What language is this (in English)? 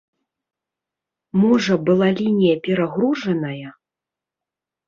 Belarusian